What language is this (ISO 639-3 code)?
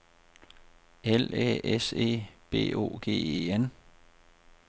dan